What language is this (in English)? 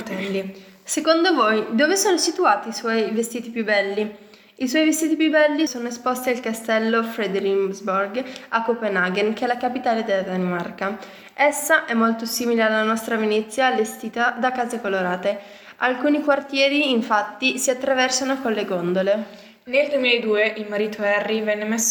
Italian